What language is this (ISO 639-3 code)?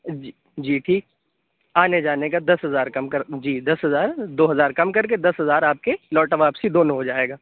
urd